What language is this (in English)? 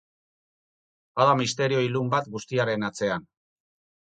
Basque